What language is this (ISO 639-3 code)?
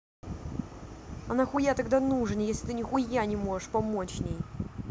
rus